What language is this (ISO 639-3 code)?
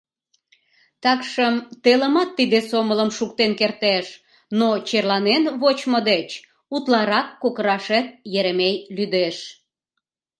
chm